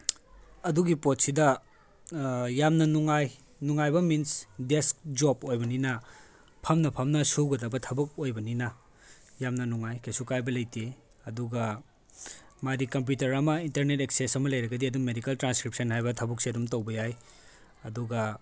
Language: Manipuri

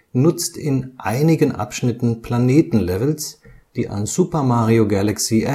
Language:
German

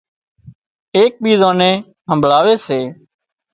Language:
Wadiyara Koli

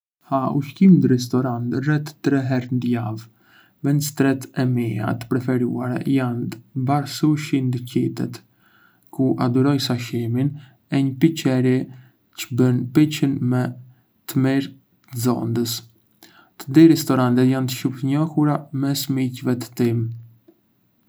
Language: Arbëreshë Albanian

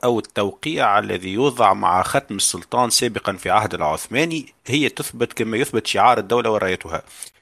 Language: Arabic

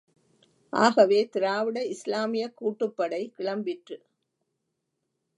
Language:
Tamil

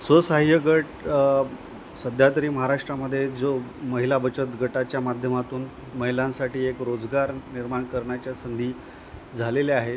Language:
Marathi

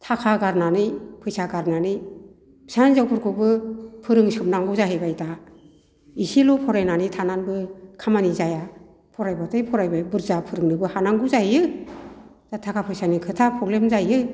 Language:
Bodo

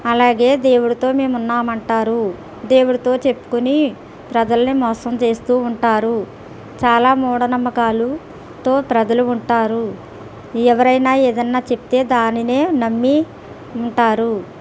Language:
Telugu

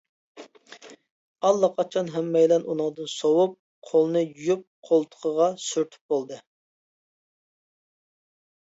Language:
Uyghur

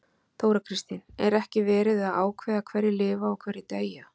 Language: Icelandic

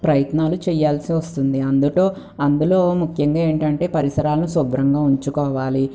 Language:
Telugu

